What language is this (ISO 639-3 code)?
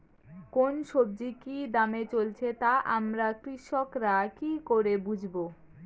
ben